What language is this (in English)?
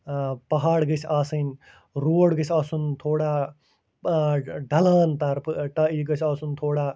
Kashmiri